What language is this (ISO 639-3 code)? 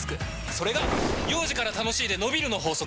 jpn